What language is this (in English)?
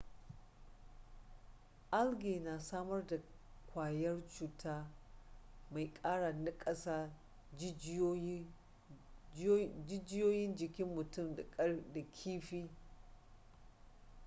Hausa